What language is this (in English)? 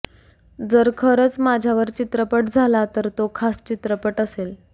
Marathi